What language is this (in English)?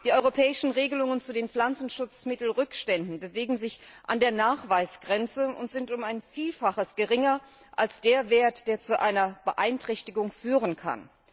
German